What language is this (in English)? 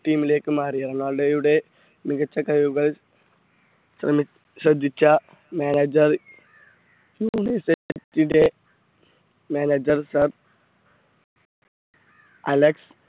Malayalam